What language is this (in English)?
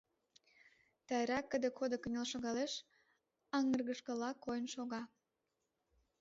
Mari